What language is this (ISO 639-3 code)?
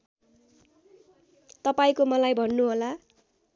nep